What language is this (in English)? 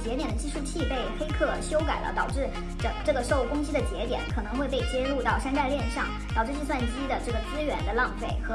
Chinese